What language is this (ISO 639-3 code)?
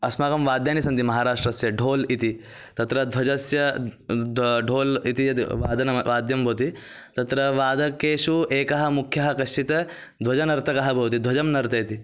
san